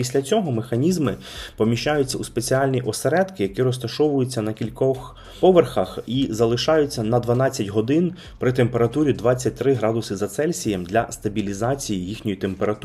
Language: Ukrainian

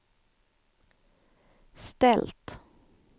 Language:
Swedish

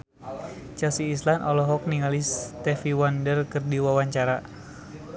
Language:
Sundanese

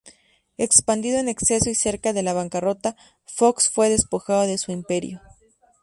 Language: Spanish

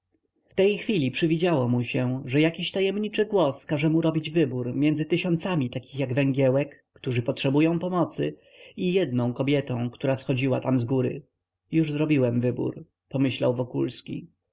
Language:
Polish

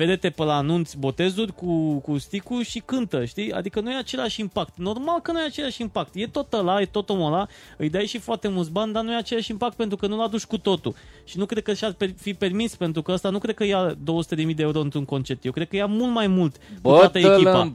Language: Romanian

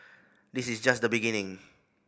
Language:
English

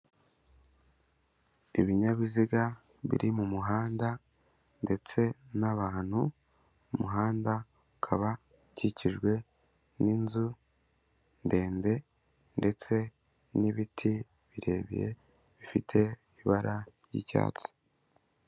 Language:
Kinyarwanda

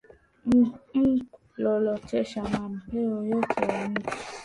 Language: Swahili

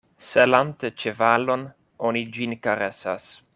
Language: Esperanto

